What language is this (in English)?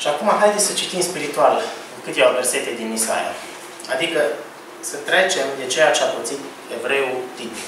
Romanian